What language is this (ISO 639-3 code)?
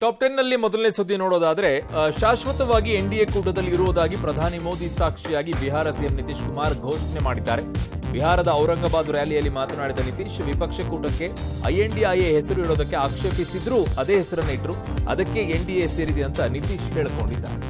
kan